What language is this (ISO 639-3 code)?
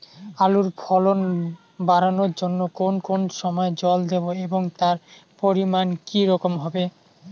ben